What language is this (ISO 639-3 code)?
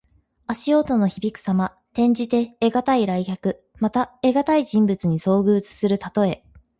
jpn